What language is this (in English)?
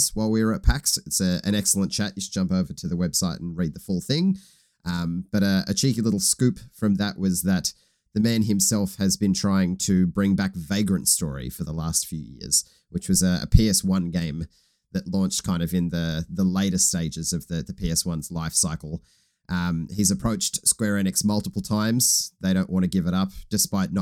English